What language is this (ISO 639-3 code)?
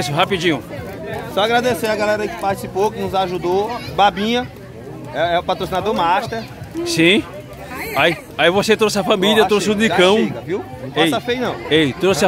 por